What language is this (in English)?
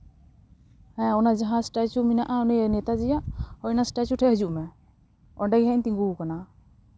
Santali